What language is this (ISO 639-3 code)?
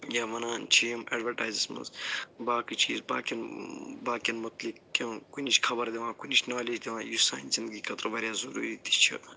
kas